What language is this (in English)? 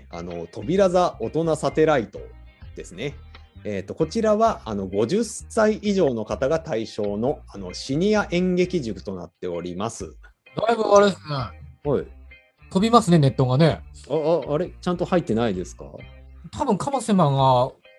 Japanese